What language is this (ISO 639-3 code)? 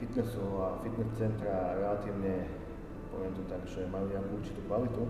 slk